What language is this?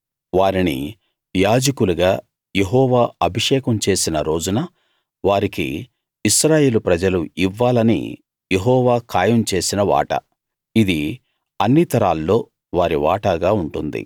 Telugu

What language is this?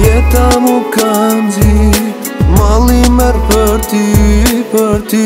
Romanian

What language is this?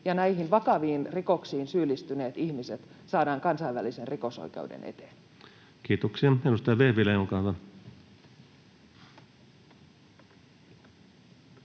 Finnish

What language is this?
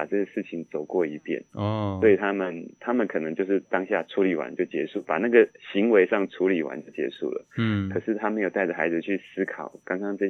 Chinese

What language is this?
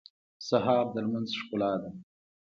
Pashto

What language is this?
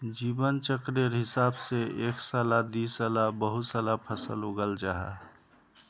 Magahi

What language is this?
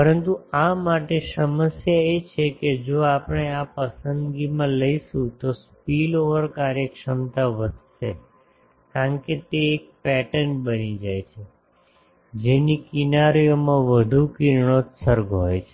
Gujarati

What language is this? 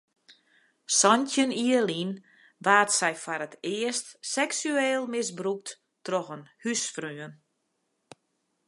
Western Frisian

